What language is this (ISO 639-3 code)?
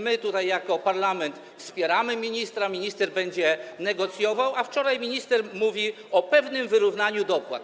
pol